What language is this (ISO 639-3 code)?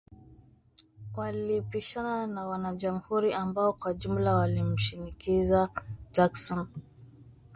swa